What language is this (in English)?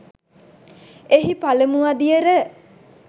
Sinhala